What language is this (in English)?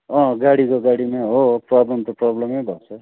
Nepali